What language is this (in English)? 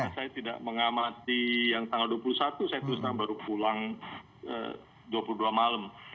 Indonesian